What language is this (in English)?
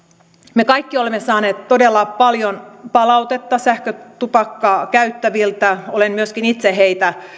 Finnish